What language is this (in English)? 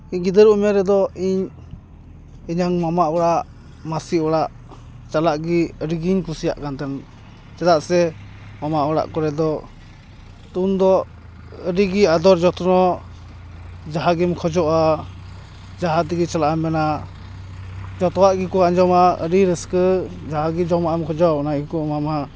Santali